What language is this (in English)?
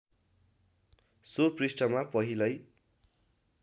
Nepali